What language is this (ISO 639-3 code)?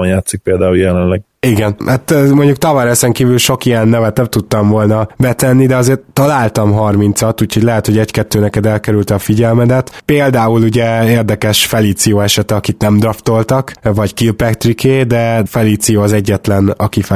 hun